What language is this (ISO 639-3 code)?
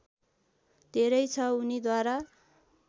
nep